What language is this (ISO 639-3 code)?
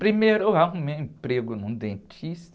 por